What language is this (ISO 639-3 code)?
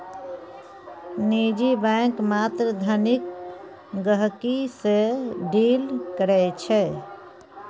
mai